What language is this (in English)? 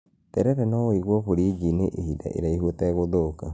Kikuyu